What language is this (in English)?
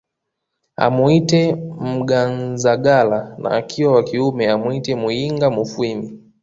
Swahili